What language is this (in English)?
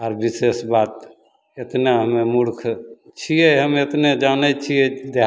Maithili